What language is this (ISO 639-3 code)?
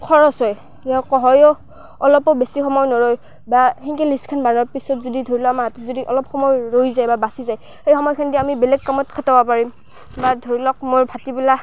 asm